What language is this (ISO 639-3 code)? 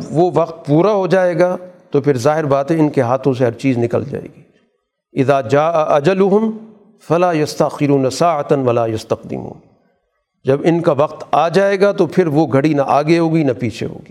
urd